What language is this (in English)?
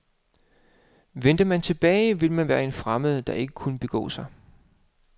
Danish